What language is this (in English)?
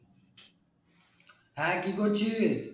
Bangla